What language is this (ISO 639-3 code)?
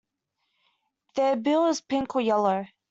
eng